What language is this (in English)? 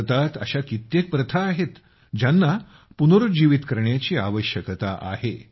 Marathi